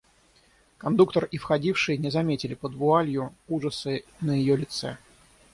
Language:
Russian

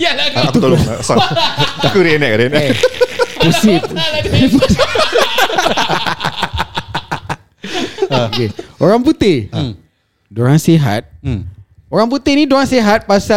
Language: Malay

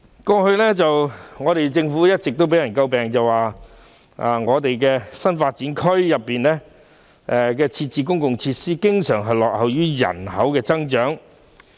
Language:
Cantonese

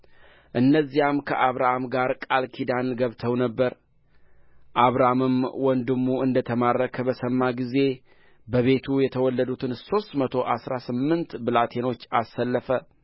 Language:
Amharic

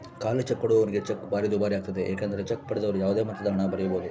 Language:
Kannada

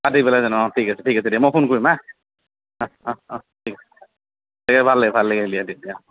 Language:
Assamese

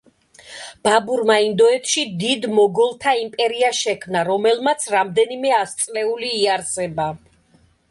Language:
Georgian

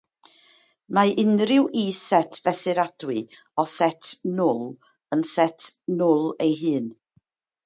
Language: Welsh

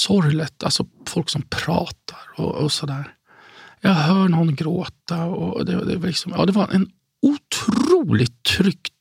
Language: Swedish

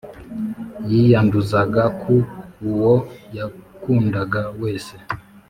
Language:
Kinyarwanda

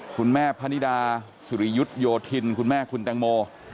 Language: Thai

